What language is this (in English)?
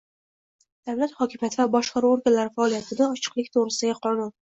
Uzbek